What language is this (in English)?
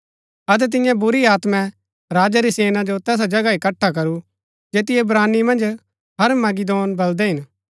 Gaddi